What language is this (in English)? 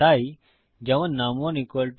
Bangla